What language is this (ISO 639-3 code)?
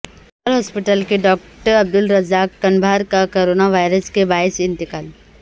urd